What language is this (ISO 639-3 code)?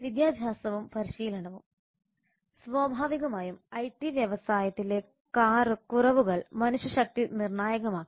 mal